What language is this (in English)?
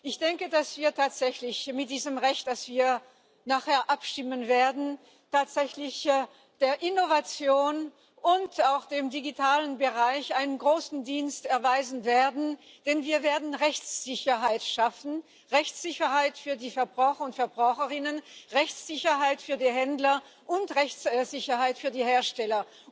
German